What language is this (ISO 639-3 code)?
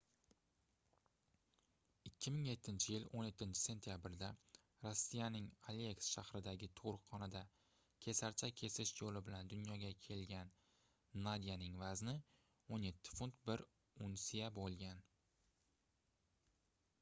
uzb